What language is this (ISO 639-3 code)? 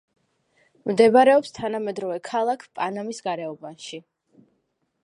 kat